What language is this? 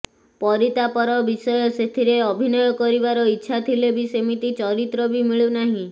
Odia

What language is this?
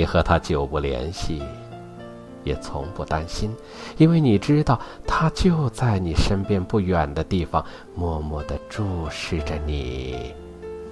Chinese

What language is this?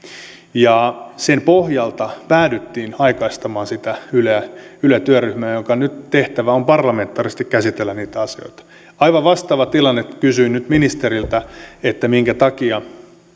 Finnish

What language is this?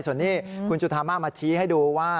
Thai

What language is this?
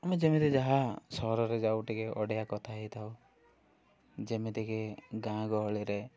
Odia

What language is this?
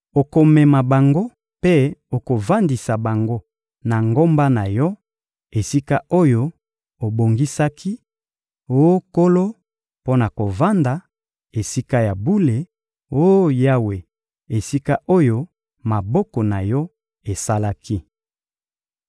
Lingala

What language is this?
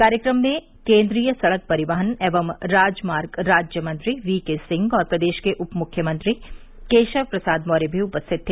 Hindi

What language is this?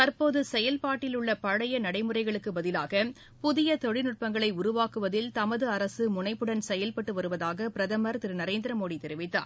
Tamil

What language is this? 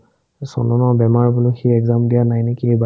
Assamese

